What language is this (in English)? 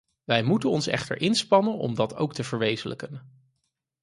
Dutch